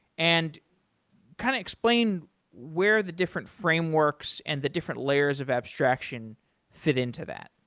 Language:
English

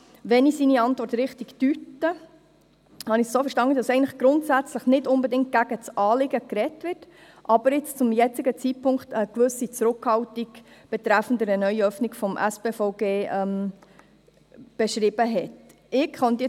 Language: Swiss German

